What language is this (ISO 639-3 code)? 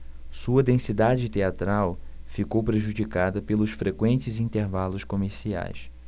por